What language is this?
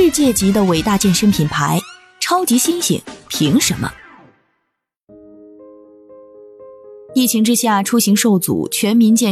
Chinese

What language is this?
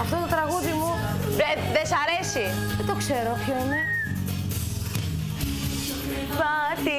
Greek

